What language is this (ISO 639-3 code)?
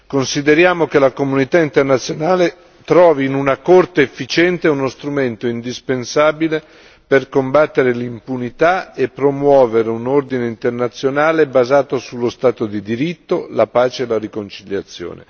ita